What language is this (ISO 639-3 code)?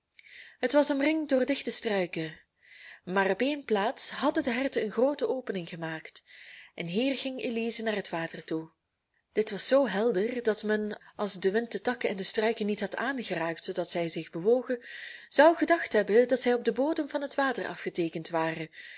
nld